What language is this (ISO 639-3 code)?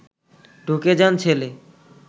ben